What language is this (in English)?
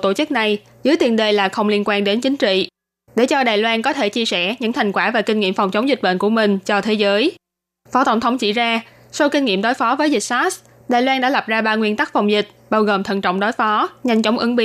Vietnamese